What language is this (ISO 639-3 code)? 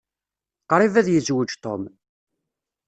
kab